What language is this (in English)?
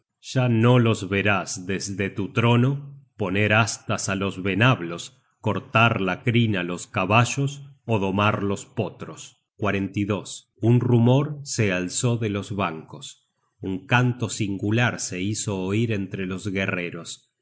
Spanish